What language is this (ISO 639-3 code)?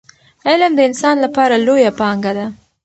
pus